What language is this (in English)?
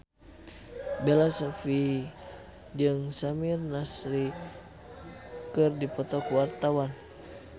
Sundanese